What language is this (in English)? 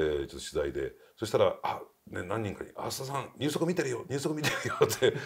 Japanese